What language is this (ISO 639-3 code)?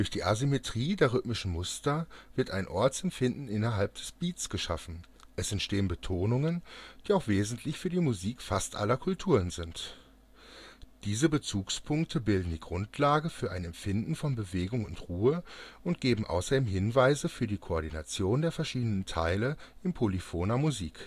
deu